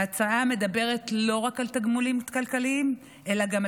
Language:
Hebrew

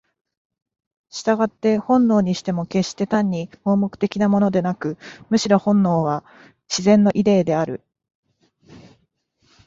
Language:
Japanese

